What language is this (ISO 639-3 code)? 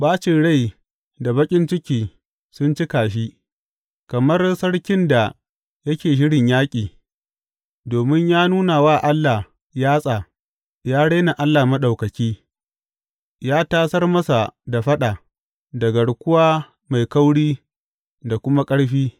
hau